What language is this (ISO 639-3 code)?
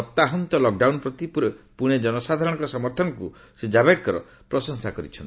ori